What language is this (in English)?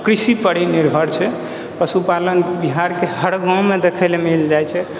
Maithili